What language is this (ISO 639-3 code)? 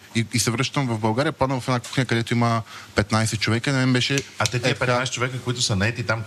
bul